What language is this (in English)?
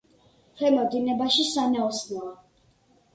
Georgian